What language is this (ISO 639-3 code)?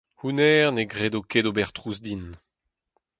bre